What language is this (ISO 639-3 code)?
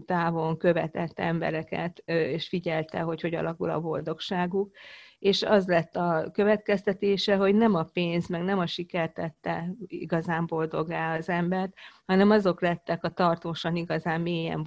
hun